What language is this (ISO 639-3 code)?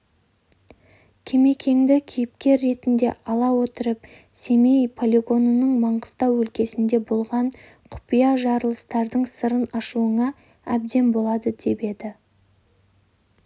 kaz